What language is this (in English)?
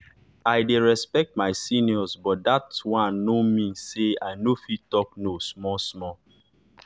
Nigerian Pidgin